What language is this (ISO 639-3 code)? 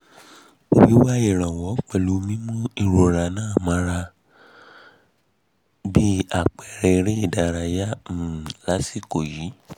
yor